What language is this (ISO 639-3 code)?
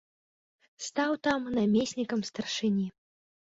bel